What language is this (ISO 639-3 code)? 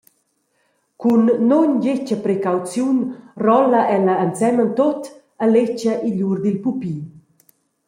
roh